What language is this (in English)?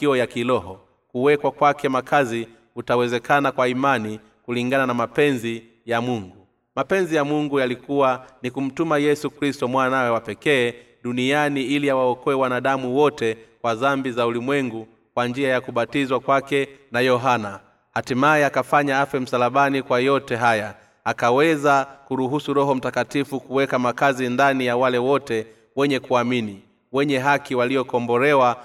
Swahili